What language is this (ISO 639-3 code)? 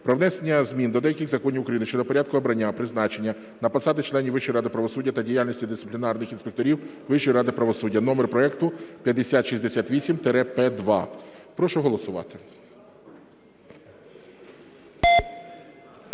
ukr